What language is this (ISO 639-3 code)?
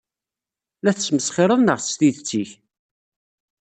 kab